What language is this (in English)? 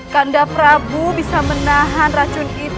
Indonesian